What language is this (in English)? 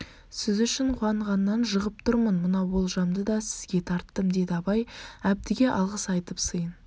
Kazakh